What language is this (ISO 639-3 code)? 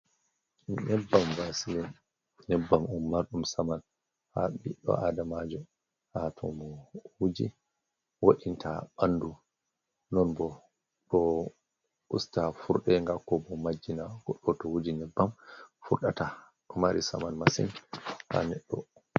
ful